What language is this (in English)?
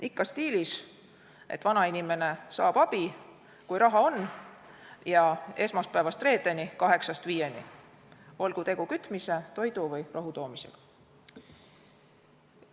Estonian